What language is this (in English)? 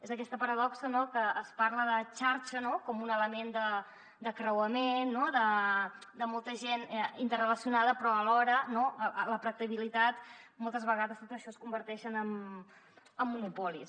Catalan